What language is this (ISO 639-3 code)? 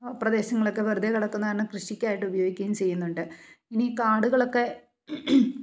mal